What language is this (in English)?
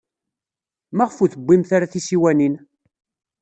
Kabyle